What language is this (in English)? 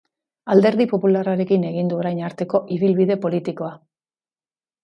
Basque